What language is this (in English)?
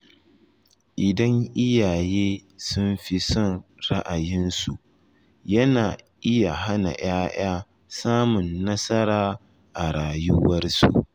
Hausa